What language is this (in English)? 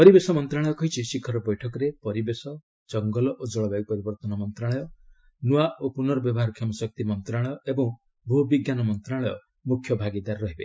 Odia